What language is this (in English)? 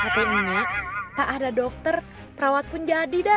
Indonesian